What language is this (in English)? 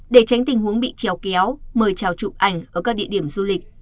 Vietnamese